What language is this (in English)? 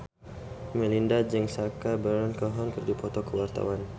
Sundanese